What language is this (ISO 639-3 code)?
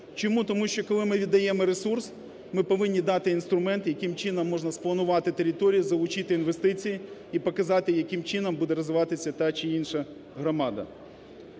ukr